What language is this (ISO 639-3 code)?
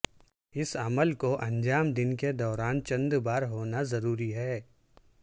urd